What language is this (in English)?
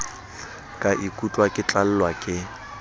Southern Sotho